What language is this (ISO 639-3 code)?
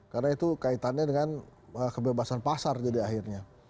ind